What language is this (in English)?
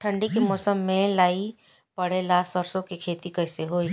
Bhojpuri